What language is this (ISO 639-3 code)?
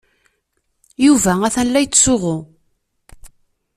kab